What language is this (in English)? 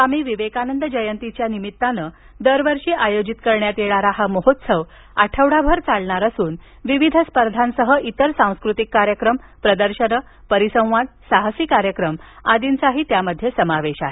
Marathi